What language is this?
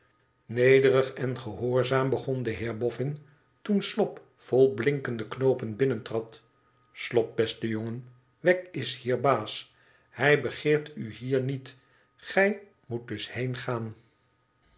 Dutch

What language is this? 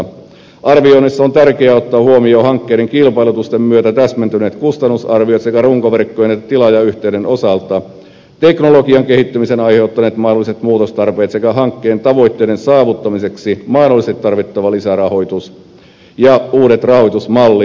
Finnish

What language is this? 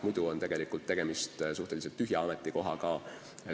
Estonian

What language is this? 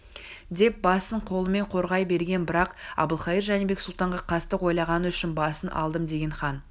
Kazakh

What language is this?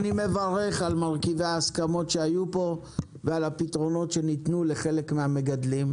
Hebrew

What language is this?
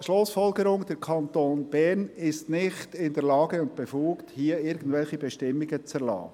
Swiss German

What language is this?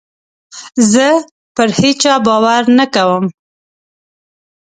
Pashto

